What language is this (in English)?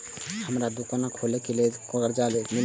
Maithili